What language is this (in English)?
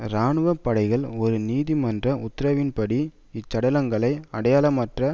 Tamil